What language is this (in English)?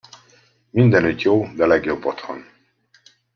Hungarian